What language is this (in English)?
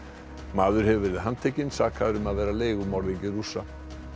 Icelandic